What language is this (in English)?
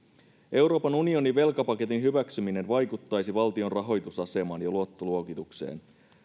Finnish